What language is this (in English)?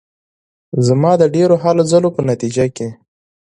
Pashto